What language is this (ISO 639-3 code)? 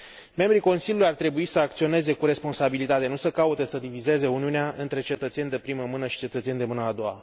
ron